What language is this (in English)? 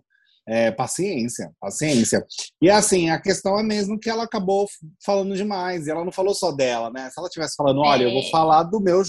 Portuguese